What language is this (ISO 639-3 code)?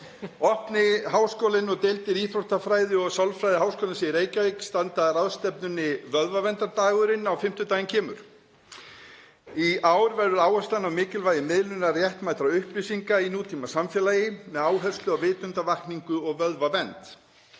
isl